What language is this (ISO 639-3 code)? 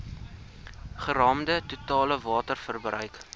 afr